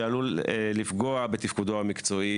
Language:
Hebrew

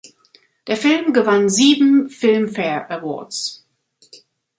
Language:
German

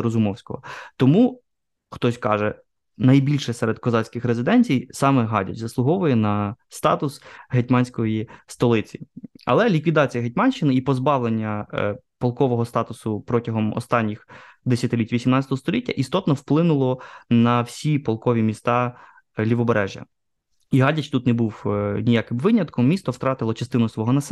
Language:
Ukrainian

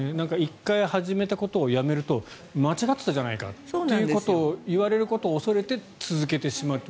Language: Japanese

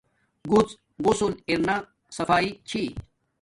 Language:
Domaaki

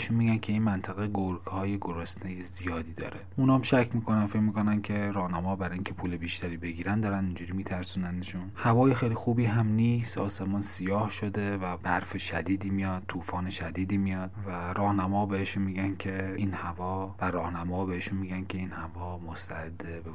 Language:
Persian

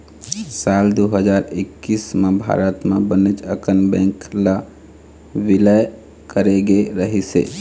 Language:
Chhattisgarhi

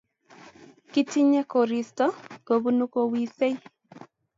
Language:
Kalenjin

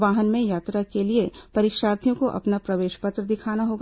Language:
Hindi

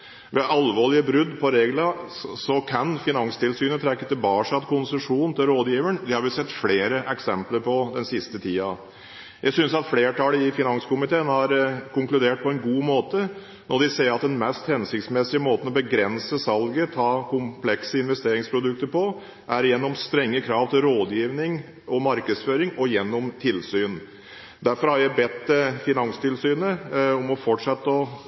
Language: Norwegian Bokmål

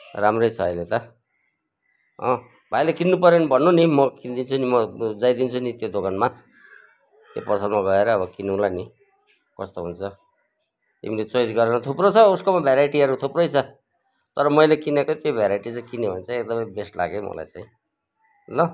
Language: Nepali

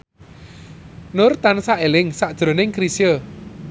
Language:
Javanese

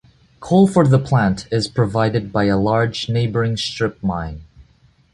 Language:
English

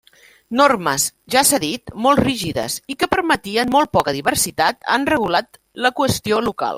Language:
Catalan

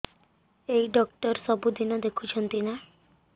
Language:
Odia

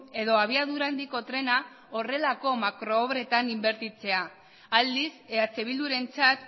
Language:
Basque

